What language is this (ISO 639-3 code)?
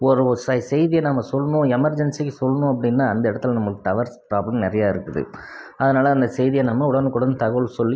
tam